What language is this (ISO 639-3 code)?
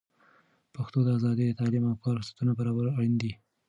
pus